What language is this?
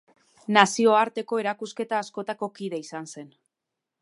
Basque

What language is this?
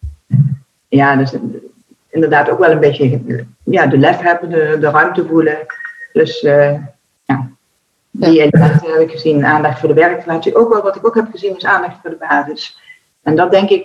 Dutch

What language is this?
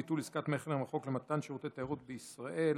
Hebrew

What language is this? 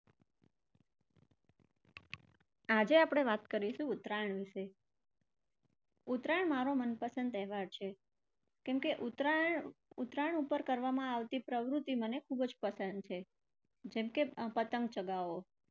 Gujarati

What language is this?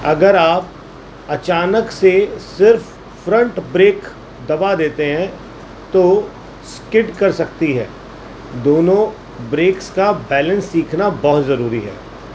Urdu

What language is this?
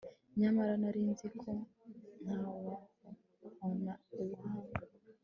Kinyarwanda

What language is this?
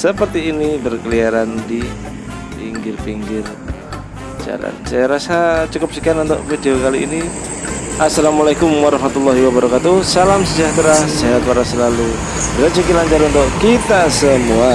Indonesian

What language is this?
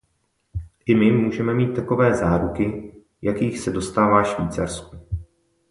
Czech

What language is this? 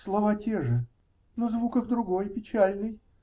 Russian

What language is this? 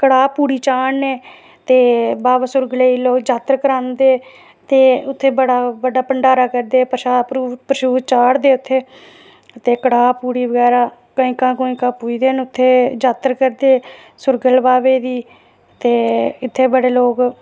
Dogri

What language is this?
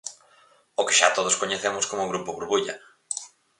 Galician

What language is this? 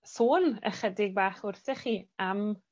Welsh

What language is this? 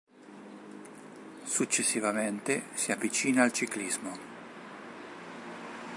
Italian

